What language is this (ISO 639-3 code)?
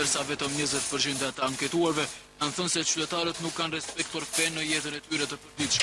mkd